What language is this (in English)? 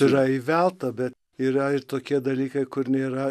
Lithuanian